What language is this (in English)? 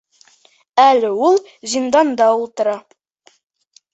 Bashkir